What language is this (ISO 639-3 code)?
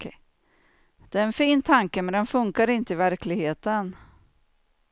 swe